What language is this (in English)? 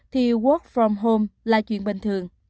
Vietnamese